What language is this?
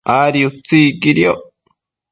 Matsés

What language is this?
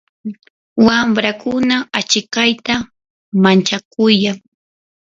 Yanahuanca Pasco Quechua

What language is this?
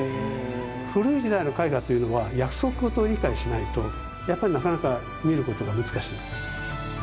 Japanese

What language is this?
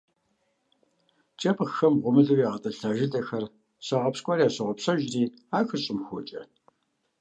Kabardian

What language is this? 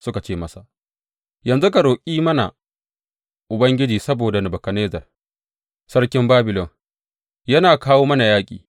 Hausa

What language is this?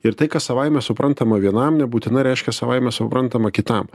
Lithuanian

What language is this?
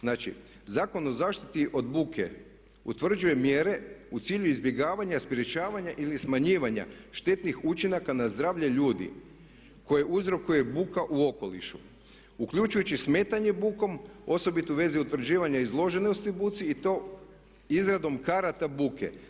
Croatian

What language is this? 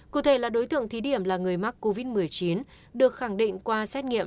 Vietnamese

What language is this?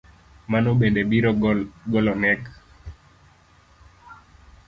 Luo (Kenya and Tanzania)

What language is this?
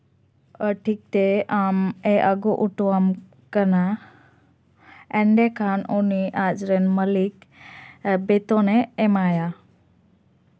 Santali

